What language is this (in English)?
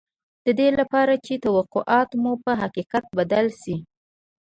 Pashto